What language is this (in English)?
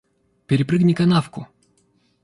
Russian